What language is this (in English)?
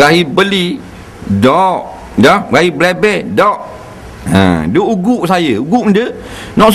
Malay